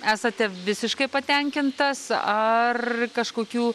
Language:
Lithuanian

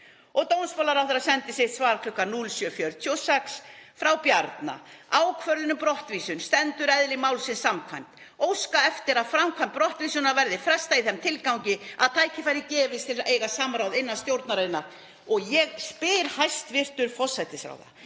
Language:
Icelandic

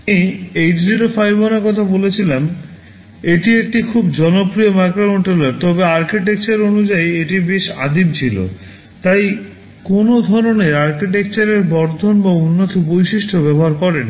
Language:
Bangla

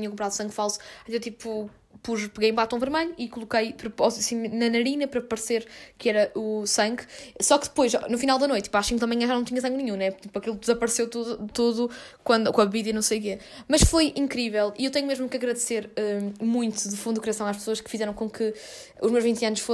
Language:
Portuguese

